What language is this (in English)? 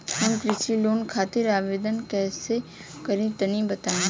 Bhojpuri